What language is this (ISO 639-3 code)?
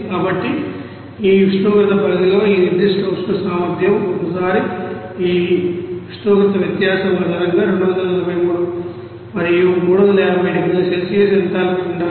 tel